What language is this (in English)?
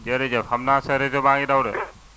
Wolof